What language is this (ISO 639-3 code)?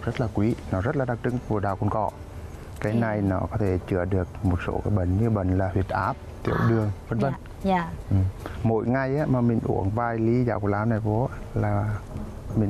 vie